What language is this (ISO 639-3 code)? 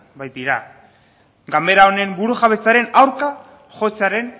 eus